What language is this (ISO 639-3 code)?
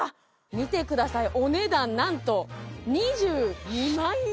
jpn